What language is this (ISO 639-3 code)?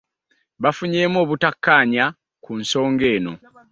lug